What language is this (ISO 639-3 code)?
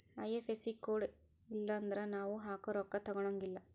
kan